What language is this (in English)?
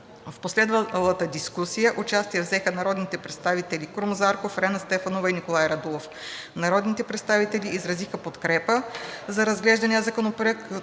Bulgarian